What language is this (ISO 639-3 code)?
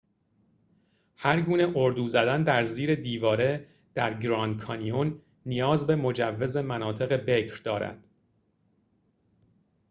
fas